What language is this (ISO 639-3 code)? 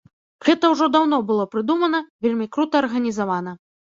bel